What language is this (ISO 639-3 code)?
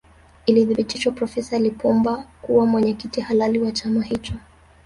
swa